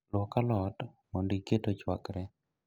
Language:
Luo (Kenya and Tanzania)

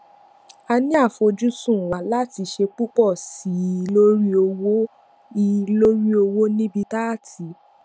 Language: Yoruba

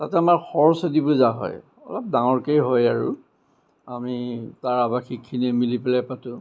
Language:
Assamese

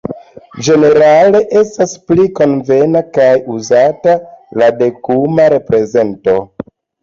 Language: Esperanto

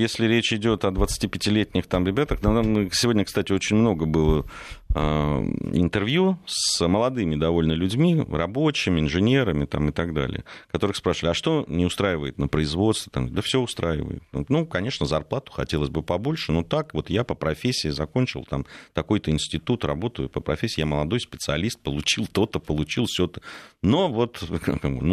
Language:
Russian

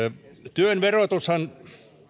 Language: Finnish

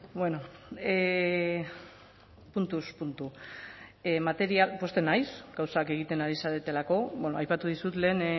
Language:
Basque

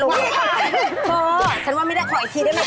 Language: Thai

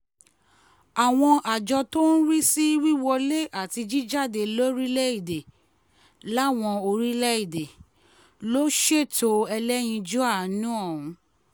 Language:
Yoruba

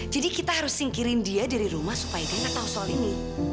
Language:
Indonesian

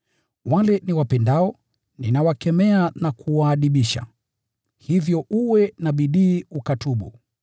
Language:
Swahili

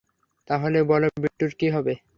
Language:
Bangla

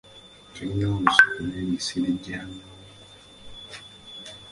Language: Ganda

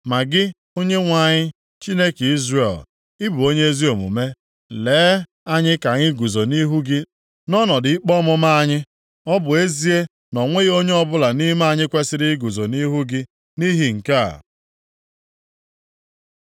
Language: Igbo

